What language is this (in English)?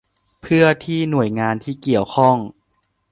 Thai